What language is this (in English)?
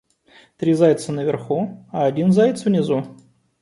Russian